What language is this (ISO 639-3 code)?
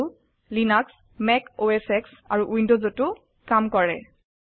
asm